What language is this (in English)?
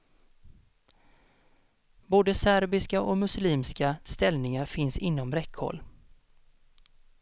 Swedish